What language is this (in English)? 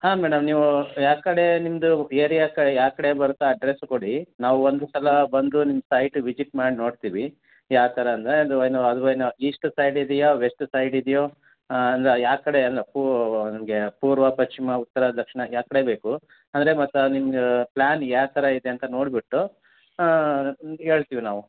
Kannada